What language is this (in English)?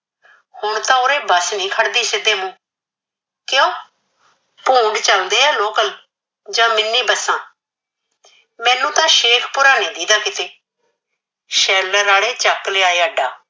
Punjabi